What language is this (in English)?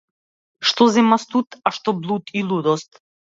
Macedonian